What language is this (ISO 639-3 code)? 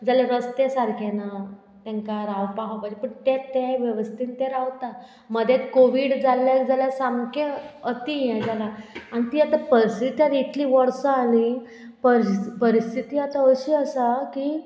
kok